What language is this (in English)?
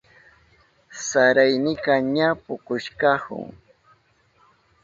Southern Pastaza Quechua